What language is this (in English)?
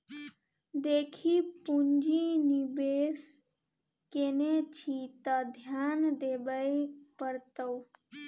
Maithili